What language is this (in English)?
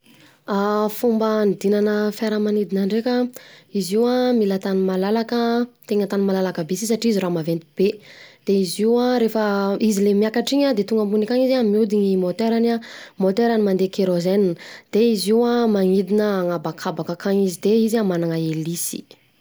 Southern Betsimisaraka Malagasy